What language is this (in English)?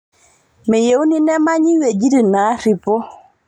Masai